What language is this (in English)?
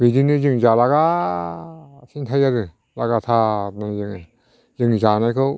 Bodo